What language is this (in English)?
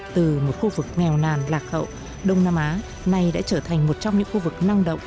Vietnamese